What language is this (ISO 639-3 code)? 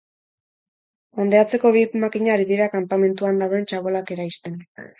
eus